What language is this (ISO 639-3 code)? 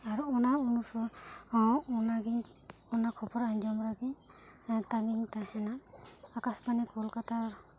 sat